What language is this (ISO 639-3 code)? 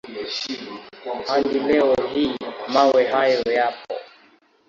swa